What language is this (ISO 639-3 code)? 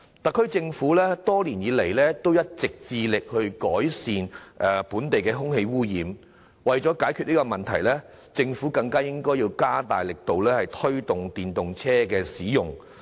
yue